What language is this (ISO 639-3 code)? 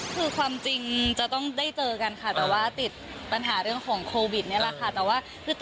tha